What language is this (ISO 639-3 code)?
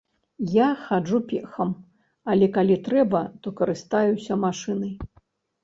bel